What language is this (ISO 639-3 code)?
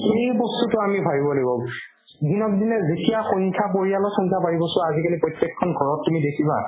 asm